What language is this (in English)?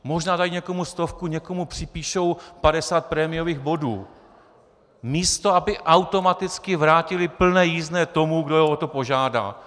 Czech